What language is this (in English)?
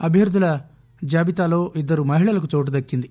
Telugu